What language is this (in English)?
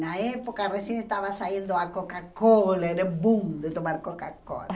Portuguese